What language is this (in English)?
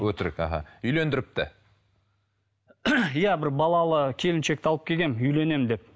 Kazakh